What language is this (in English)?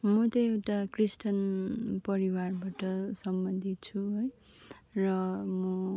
Nepali